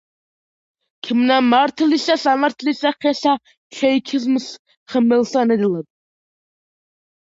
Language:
Georgian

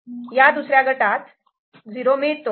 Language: Marathi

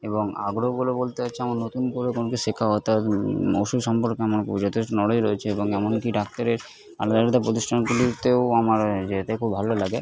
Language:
Bangla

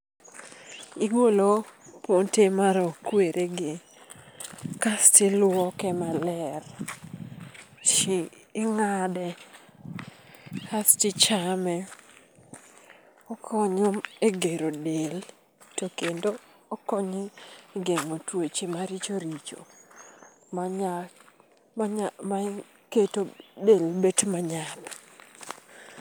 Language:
Luo (Kenya and Tanzania)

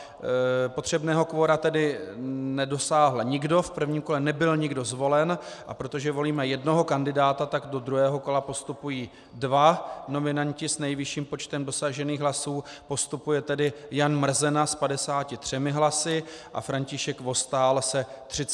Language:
Czech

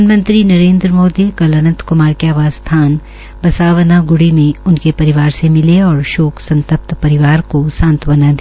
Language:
Hindi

